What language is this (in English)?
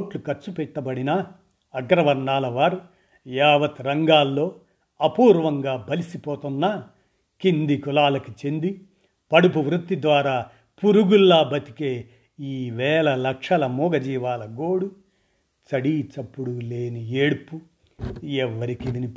Telugu